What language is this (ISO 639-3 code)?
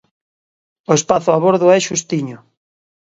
glg